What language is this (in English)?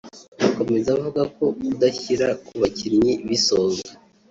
Kinyarwanda